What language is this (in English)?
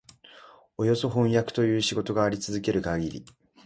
Japanese